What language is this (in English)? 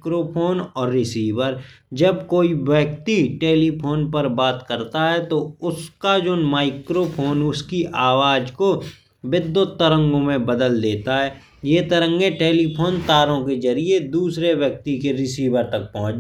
Bundeli